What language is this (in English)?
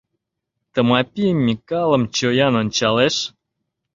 Mari